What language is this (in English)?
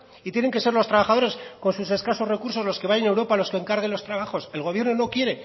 Spanish